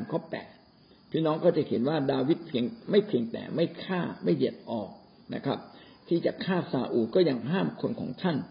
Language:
Thai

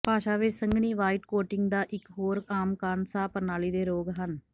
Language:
Punjabi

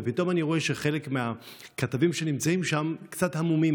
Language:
Hebrew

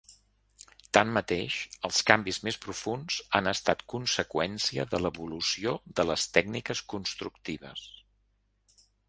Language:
Catalan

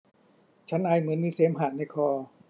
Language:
Thai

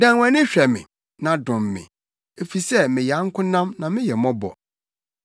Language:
Akan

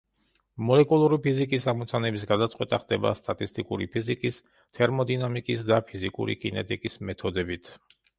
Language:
Georgian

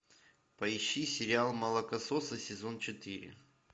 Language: Russian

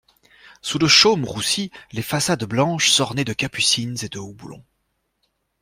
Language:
French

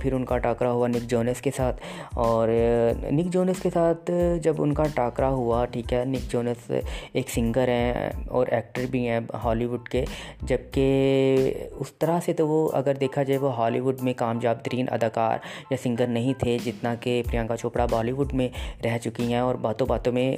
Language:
Urdu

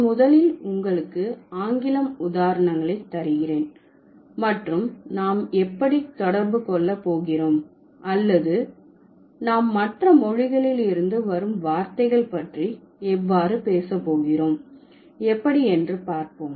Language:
Tamil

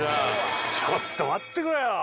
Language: Japanese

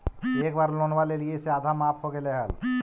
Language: Magahi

